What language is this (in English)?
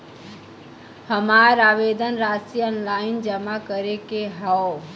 Bhojpuri